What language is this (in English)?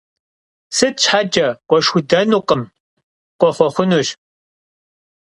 Kabardian